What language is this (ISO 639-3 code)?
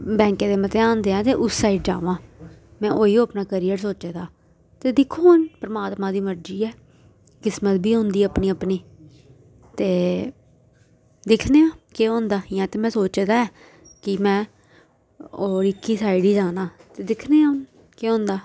doi